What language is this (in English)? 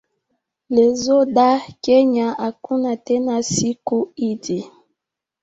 Swahili